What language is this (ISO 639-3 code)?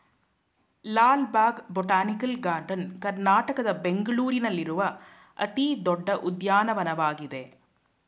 kan